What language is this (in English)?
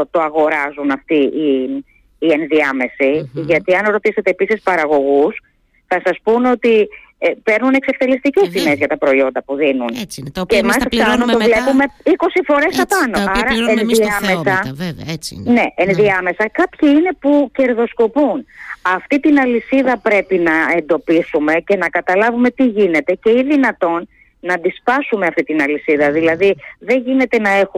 Greek